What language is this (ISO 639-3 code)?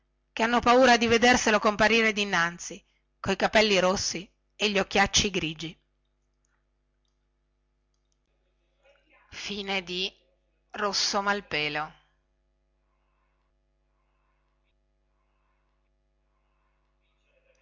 ita